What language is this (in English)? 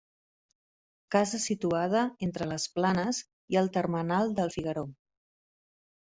Catalan